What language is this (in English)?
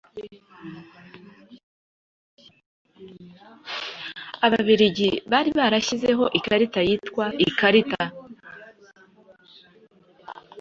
Kinyarwanda